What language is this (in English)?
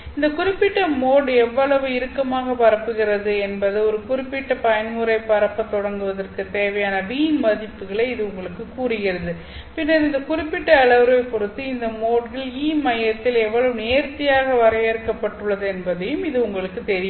Tamil